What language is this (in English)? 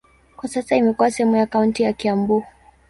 Swahili